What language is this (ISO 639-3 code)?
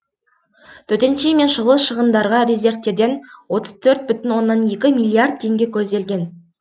kaz